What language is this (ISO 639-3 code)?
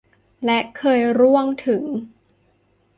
tha